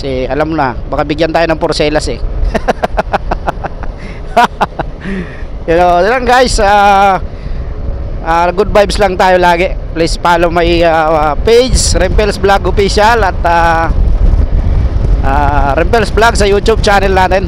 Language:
Filipino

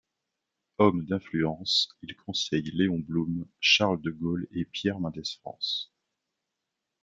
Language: French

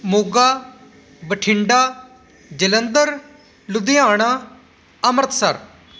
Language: Punjabi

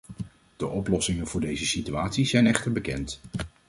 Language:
Dutch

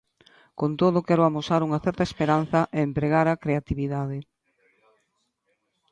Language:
Galician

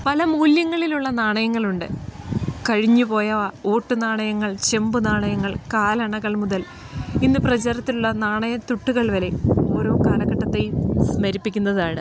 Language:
Malayalam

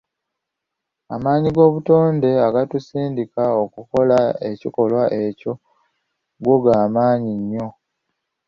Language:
Ganda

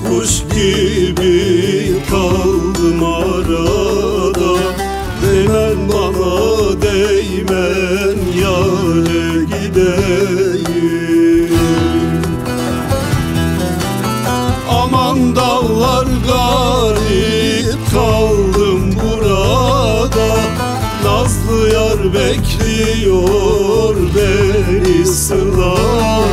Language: Turkish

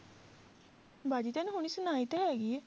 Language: Punjabi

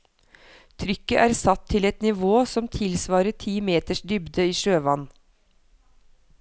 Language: Norwegian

